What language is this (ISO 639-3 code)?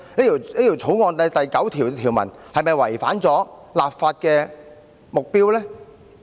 yue